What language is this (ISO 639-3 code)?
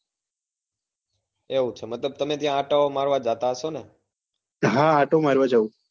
guj